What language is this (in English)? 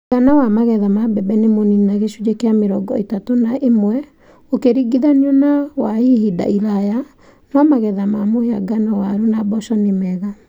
Kikuyu